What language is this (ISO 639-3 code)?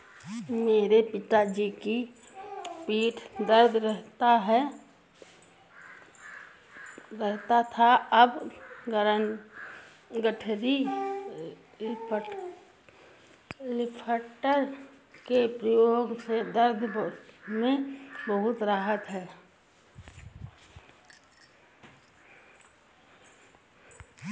hin